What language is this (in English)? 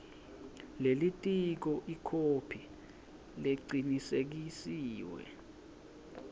Swati